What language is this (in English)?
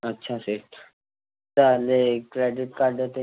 Sindhi